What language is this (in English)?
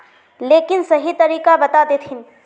Magahi